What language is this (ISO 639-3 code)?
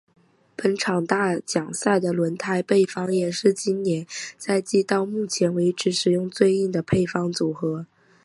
zho